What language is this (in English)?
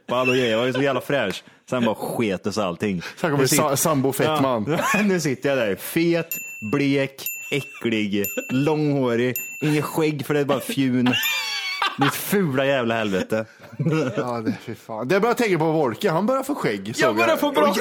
Swedish